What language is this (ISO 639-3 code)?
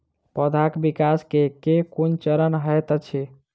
mai